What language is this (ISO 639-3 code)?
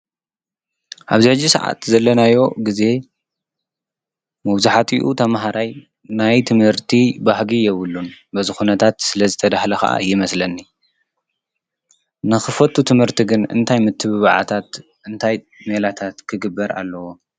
tir